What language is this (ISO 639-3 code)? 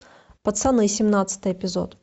rus